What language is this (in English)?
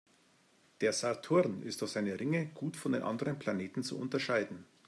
German